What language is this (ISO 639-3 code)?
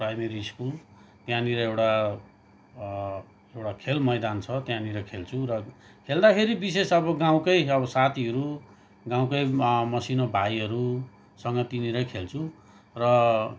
nep